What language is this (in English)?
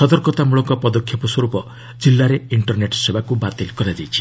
Odia